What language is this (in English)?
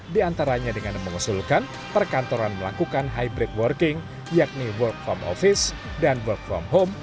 Indonesian